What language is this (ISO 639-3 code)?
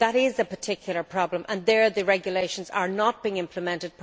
eng